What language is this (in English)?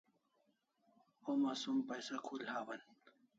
Kalasha